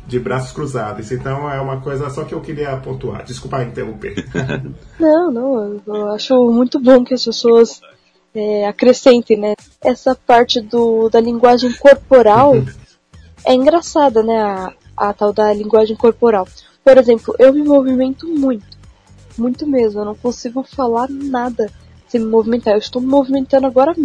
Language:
Portuguese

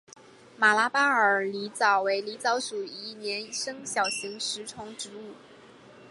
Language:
Chinese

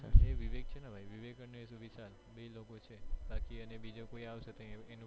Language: Gujarati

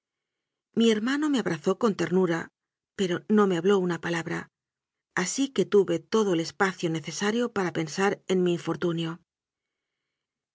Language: Spanish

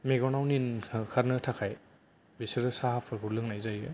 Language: Bodo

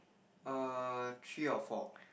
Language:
English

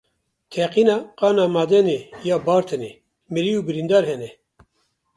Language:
Kurdish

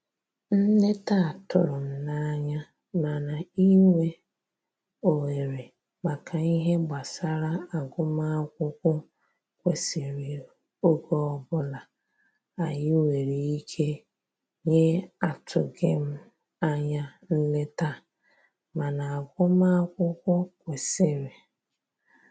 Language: Igbo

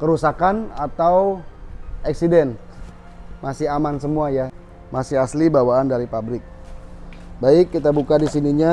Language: Indonesian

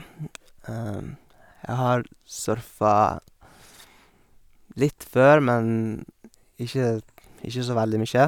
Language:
Norwegian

